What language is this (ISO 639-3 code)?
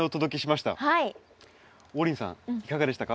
jpn